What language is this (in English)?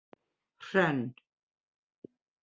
Icelandic